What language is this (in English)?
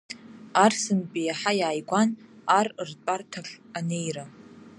Abkhazian